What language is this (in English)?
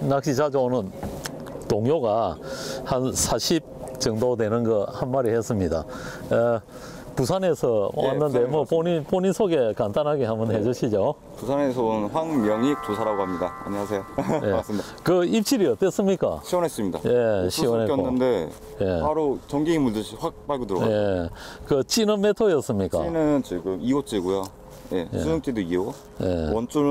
Korean